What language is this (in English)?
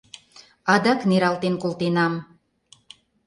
Mari